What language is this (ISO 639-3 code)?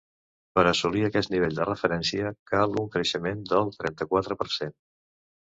cat